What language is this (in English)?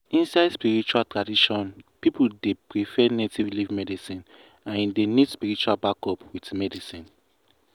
Nigerian Pidgin